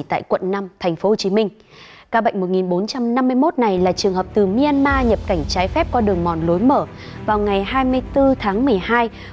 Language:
Vietnamese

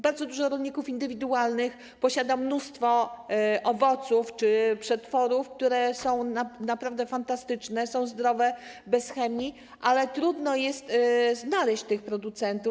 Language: Polish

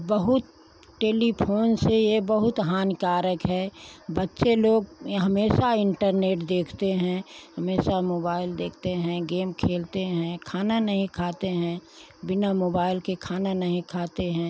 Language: Hindi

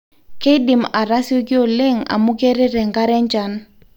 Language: Masai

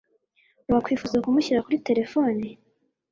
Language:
Kinyarwanda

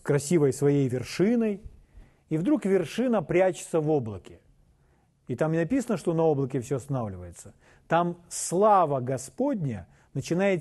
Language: Russian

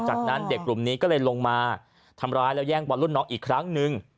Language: Thai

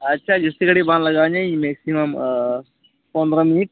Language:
Santali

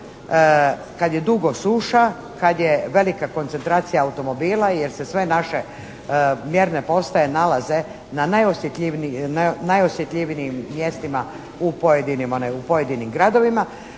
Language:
Croatian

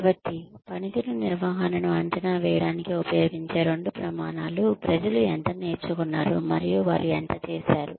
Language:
Telugu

